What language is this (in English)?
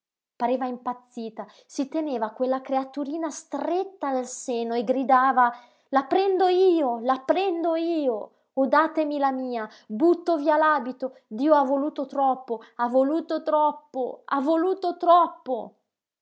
Italian